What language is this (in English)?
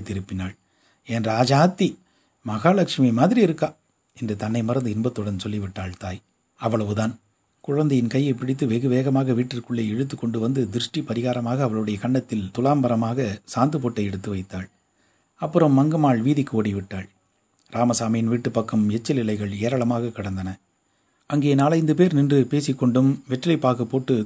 Tamil